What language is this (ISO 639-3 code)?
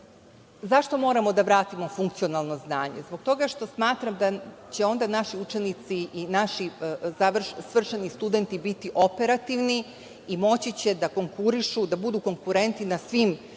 srp